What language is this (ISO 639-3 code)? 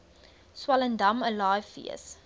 afr